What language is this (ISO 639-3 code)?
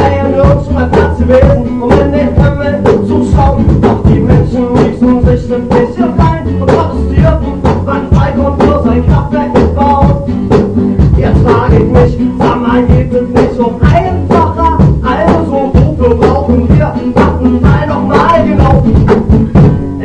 nld